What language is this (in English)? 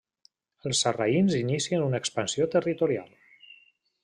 Catalan